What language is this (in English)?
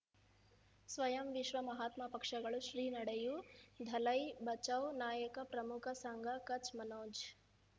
Kannada